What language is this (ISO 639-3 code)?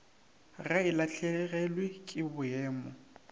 nso